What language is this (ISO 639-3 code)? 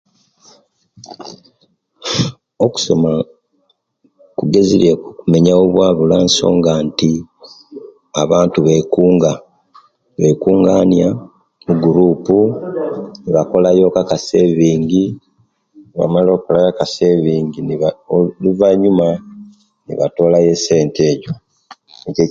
lke